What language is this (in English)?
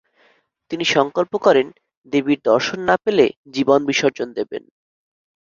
Bangla